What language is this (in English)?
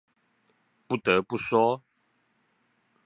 Chinese